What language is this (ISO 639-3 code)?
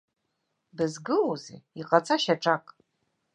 abk